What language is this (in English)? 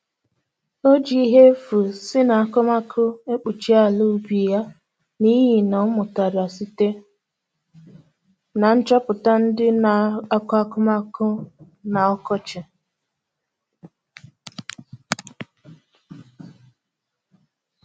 Igbo